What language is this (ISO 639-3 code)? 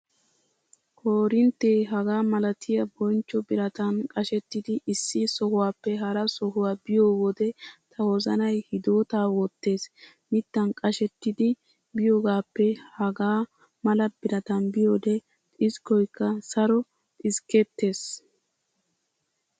wal